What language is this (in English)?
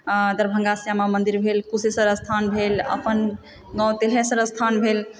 Maithili